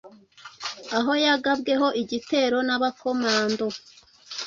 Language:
Kinyarwanda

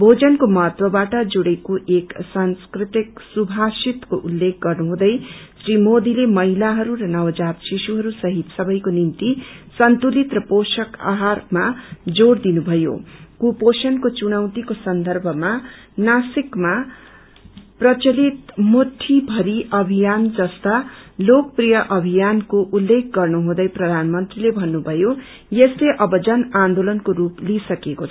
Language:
Nepali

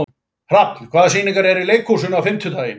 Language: Icelandic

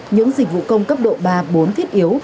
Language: Vietnamese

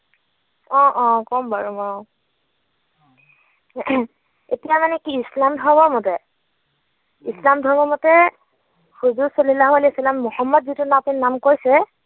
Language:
Assamese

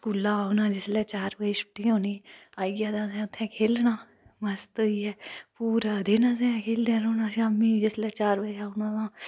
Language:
Dogri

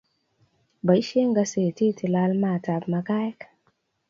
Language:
Kalenjin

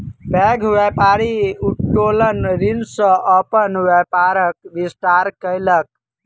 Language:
Maithili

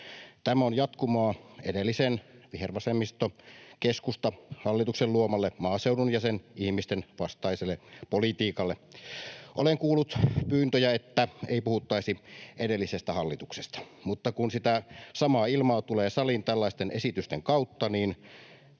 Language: Finnish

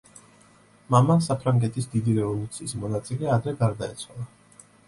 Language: Georgian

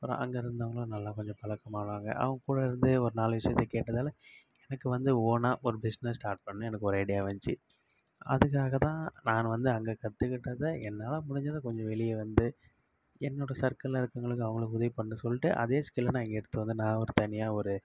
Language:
Tamil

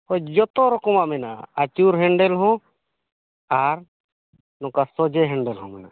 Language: Santali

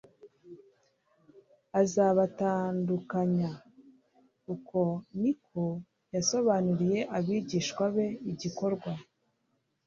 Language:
Kinyarwanda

